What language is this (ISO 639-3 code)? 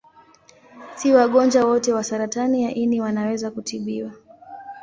swa